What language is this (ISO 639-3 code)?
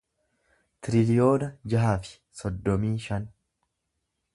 orm